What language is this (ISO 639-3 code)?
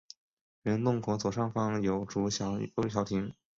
zho